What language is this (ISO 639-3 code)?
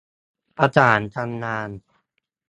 tha